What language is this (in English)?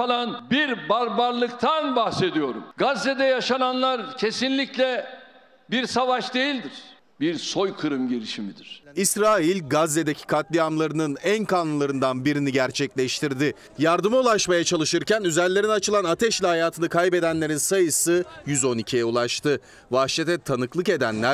Turkish